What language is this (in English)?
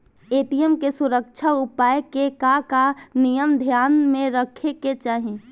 Bhojpuri